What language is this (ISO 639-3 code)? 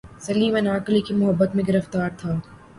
urd